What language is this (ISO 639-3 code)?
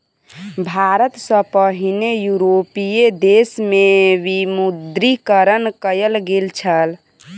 mai